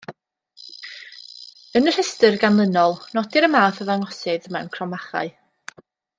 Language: Welsh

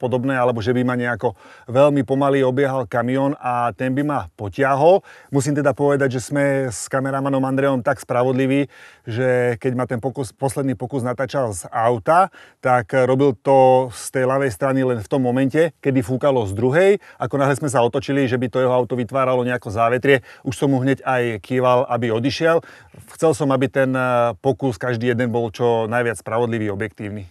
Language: Slovak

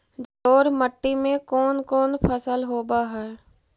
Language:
Magahi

